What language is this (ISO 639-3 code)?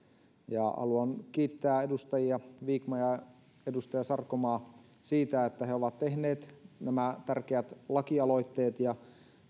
fin